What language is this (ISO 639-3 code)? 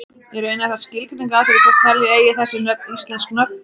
isl